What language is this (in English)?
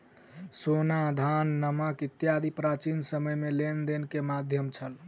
Maithili